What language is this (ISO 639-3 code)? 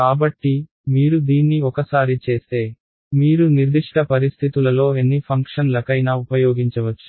tel